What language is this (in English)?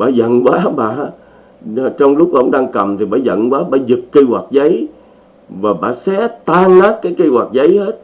Vietnamese